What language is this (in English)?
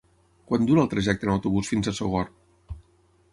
Catalan